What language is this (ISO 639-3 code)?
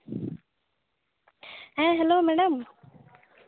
sat